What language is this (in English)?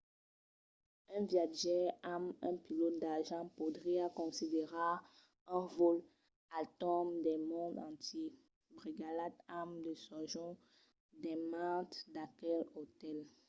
Occitan